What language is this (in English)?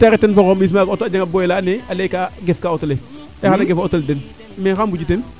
Serer